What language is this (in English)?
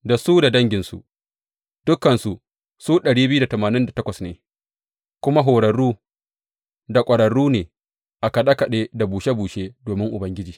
Hausa